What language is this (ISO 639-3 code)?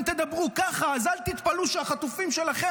heb